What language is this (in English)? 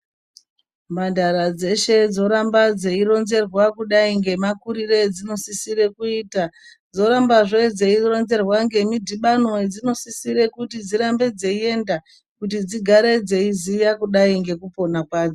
Ndau